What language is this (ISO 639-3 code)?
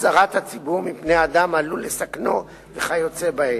heb